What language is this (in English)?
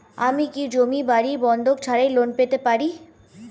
Bangla